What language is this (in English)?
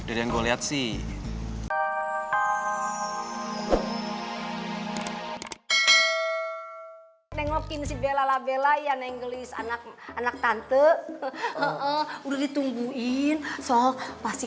Indonesian